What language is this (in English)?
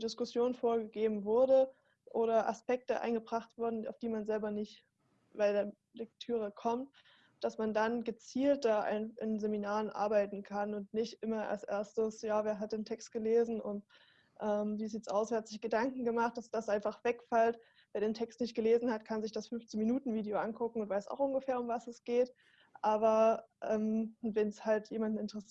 German